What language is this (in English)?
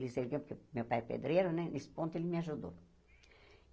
Portuguese